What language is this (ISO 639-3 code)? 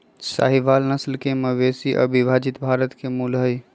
mag